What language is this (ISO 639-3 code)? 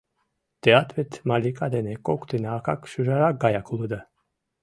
chm